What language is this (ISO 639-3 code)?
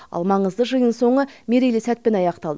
kaz